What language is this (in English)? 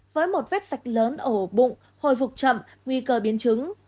Vietnamese